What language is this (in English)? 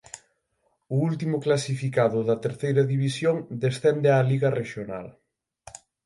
Galician